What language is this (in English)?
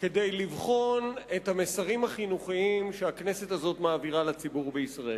Hebrew